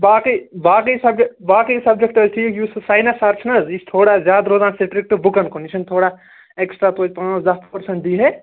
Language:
Kashmiri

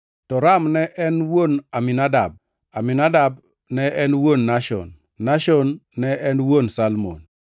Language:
Luo (Kenya and Tanzania)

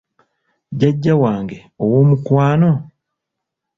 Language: Ganda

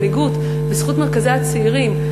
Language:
Hebrew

